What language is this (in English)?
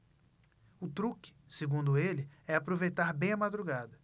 Portuguese